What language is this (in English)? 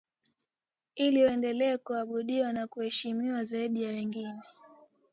Swahili